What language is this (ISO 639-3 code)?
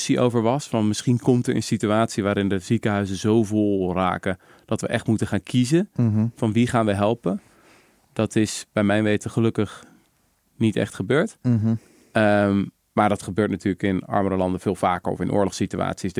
nld